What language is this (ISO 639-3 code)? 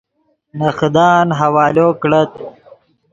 ydg